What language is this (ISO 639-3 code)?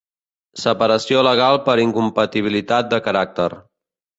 cat